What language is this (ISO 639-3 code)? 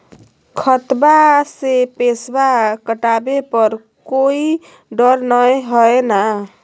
mag